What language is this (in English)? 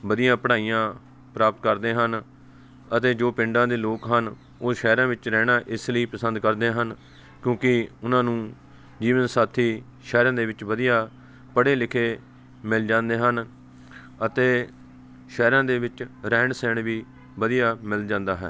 Punjabi